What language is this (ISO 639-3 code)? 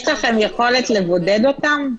heb